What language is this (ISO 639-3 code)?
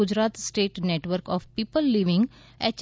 guj